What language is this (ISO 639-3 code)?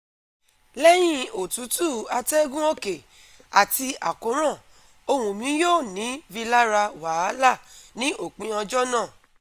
yor